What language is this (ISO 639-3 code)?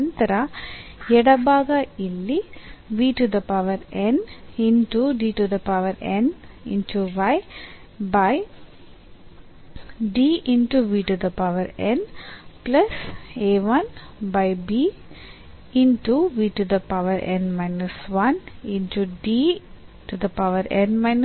kan